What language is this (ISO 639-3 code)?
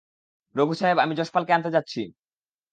ben